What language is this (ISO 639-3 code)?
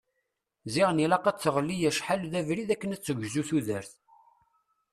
kab